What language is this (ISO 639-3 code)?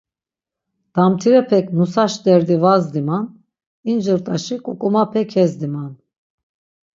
lzz